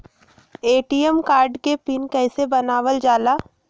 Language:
Magahi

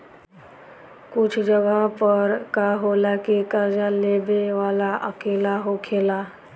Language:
Bhojpuri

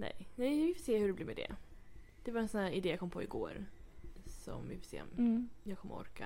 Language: Swedish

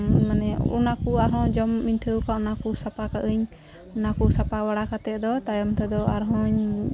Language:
Santali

